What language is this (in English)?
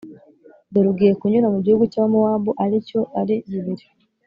Kinyarwanda